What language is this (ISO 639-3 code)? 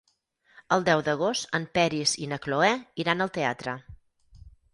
cat